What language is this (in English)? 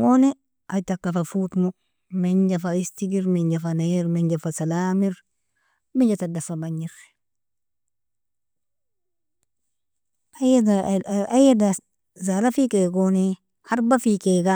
Nobiin